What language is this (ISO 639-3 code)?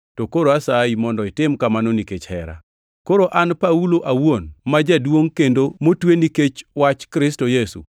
luo